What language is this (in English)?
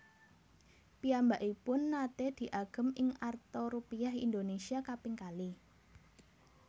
Javanese